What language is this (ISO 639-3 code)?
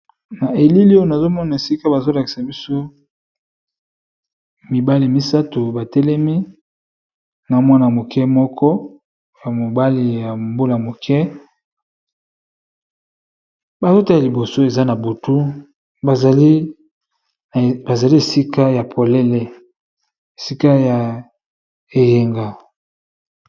lin